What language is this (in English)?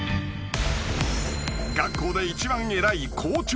Japanese